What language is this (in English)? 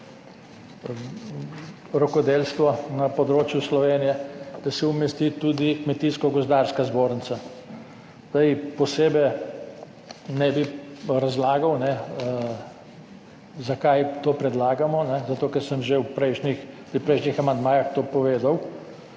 Slovenian